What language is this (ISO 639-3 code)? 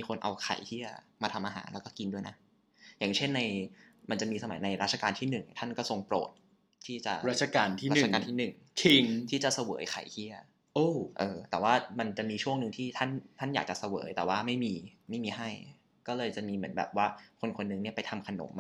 tha